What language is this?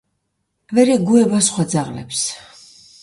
Georgian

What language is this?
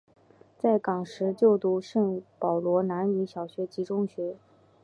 Chinese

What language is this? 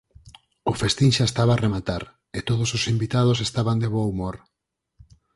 Galician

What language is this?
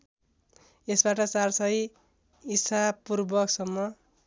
Nepali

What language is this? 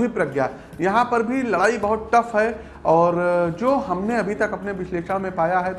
Hindi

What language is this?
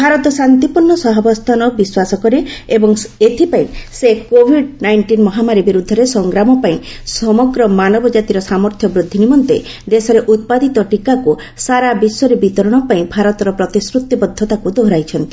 Odia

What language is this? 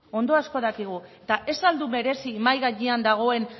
Basque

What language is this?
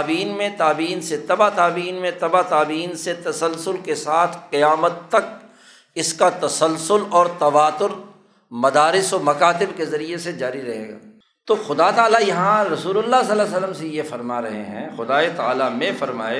Urdu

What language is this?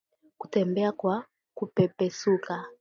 Swahili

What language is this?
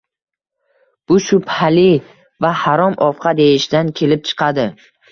Uzbek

